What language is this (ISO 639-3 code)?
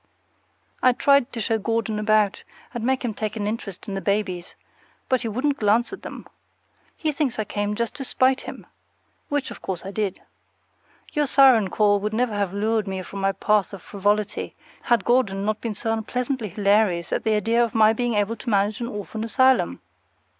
eng